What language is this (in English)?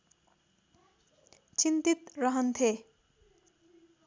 Nepali